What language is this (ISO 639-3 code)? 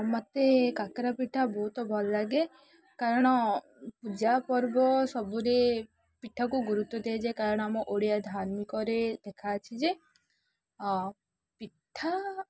ori